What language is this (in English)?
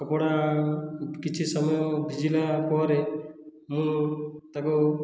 Odia